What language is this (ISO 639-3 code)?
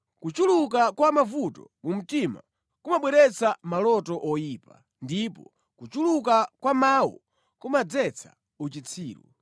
nya